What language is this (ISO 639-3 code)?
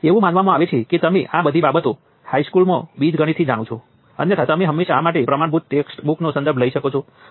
guj